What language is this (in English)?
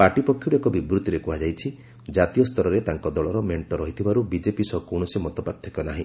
Odia